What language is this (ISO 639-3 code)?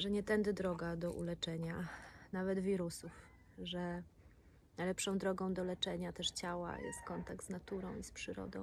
pol